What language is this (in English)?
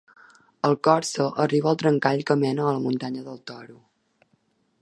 Catalan